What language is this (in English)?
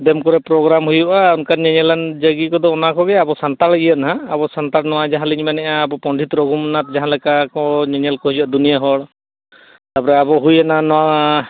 Santali